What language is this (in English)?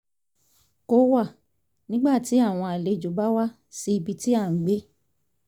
Yoruba